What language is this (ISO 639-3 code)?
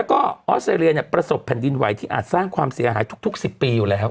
tha